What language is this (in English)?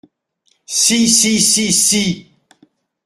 French